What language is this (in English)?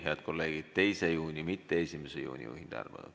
Estonian